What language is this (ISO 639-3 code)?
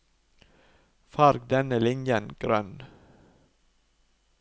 nor